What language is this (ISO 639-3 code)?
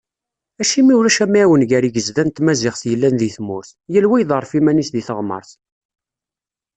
kab